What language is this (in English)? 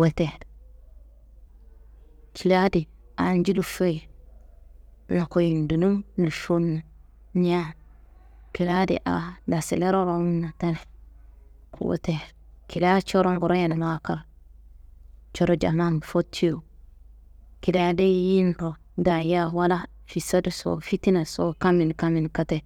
Kanembu